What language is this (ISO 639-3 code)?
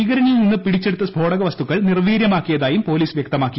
mal